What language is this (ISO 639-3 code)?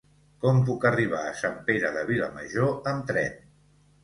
cat